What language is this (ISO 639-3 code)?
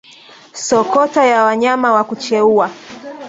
swa